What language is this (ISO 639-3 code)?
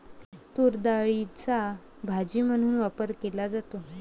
mar